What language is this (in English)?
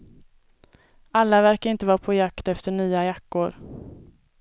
Swedish